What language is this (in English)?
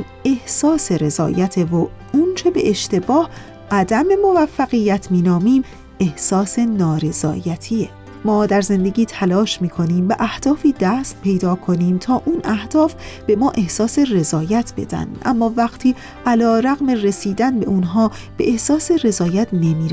Persian